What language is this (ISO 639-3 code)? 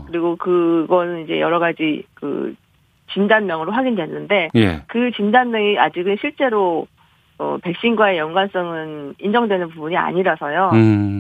kor